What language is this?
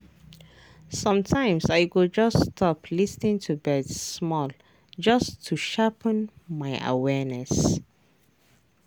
Nigerian Pidgin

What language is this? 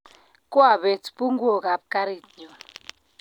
Kalenjin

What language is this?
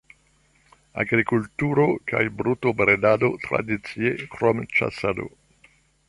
Esperanto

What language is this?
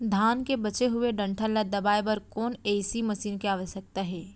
Chhattisgarhi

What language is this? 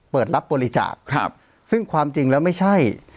Thai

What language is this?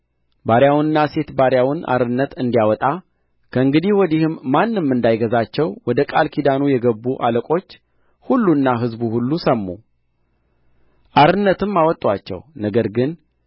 Amharic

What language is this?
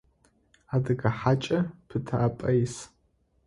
Adyghe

